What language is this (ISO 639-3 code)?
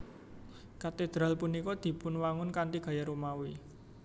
jav